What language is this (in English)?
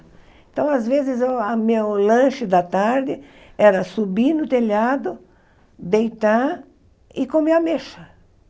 Portuguese